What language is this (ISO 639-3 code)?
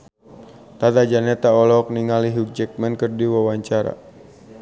sun